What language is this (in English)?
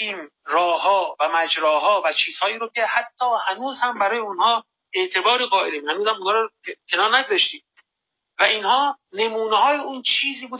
Persian